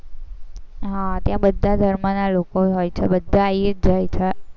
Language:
Gujarati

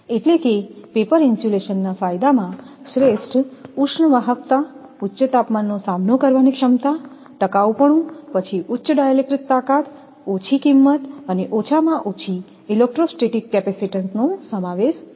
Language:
Gujarati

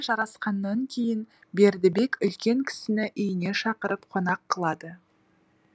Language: Kazakh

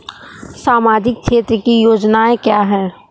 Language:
Hindi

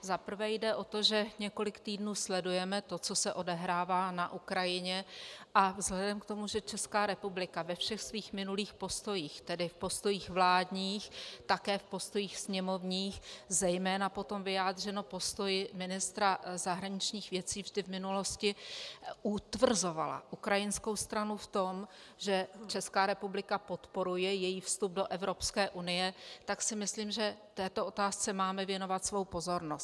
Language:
Czech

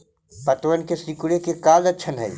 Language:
Magahi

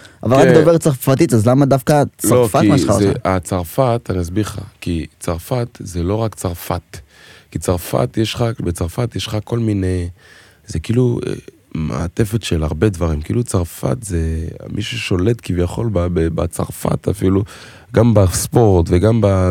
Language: Hebrew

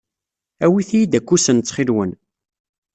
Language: Kabyle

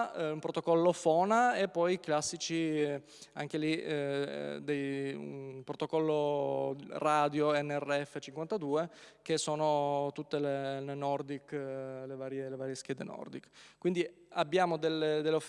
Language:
Italian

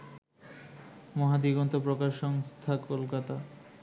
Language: Bangla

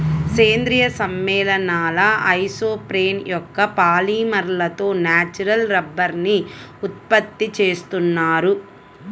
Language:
Telugu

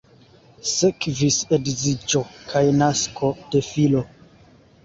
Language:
Esperanto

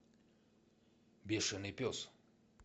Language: Russian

